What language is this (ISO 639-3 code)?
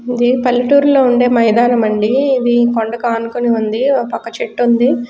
tel